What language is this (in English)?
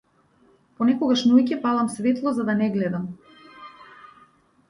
Macedonian